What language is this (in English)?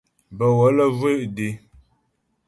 Ghomala